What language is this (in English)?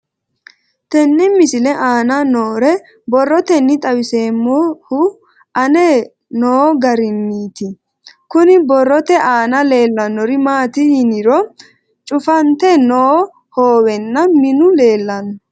Sidamo